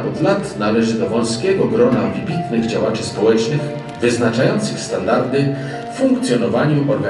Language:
Polish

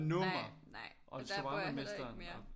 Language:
Danish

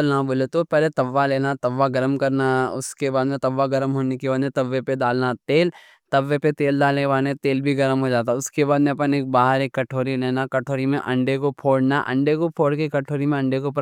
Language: Deccan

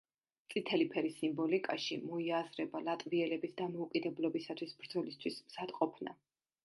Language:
Georgian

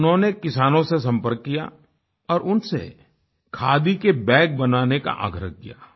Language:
Hindi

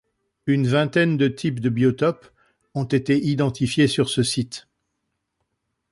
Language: French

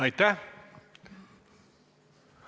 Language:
Estonian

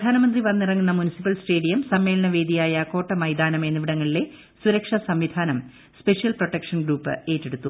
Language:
Malayalam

